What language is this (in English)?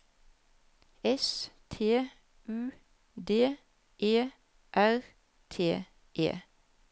Norwegian